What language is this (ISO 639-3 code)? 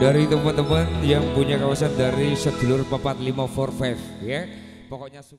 ind